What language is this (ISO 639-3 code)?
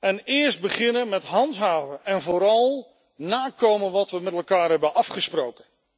nld